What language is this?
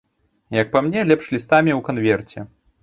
Belarusian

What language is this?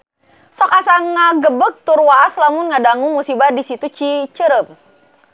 Sundanese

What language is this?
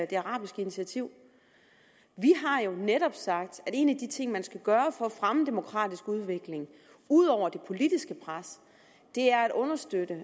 Danish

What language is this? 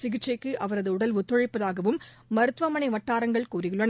Tamil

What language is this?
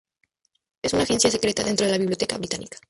Spanish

